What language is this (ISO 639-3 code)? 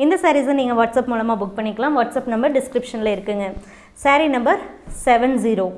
tam